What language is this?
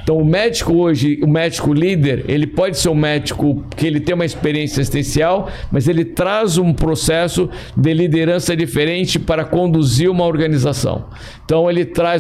Portuguese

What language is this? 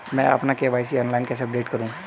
Hindi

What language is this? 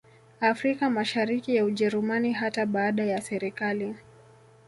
Swahili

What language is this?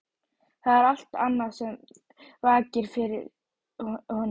Icelandic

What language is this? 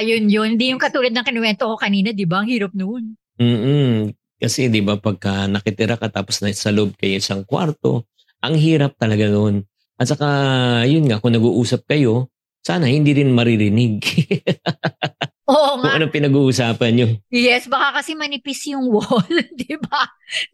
Filipino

